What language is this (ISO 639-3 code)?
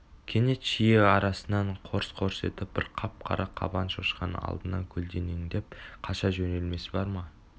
kaz